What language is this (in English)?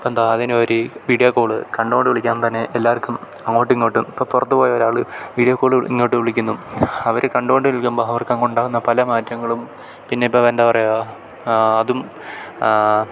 Malayalam